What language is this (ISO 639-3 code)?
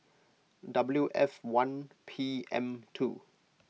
eng